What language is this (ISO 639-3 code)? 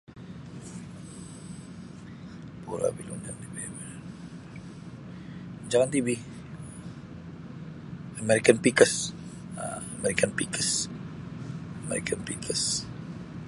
bsy